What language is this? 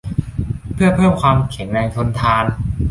Thai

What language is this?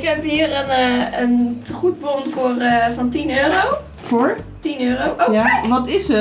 Dutch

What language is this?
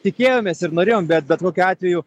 Lithuanian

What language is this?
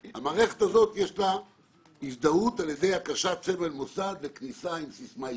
Hebrew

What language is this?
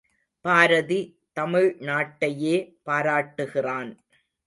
Tamil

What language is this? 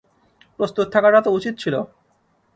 Bangla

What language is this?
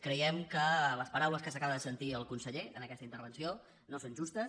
Catalan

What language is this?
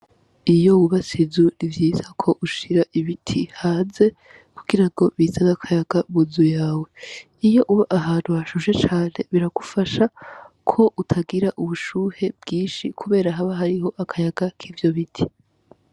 Rundi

